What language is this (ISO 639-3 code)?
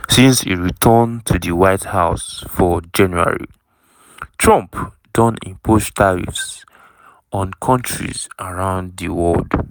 pcm